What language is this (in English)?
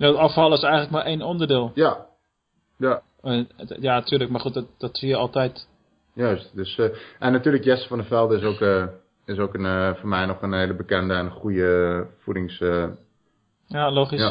Dutch